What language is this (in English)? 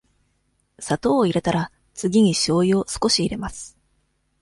Japanese